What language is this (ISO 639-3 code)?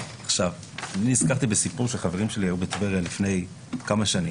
heb